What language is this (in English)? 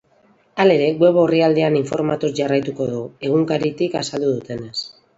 Basque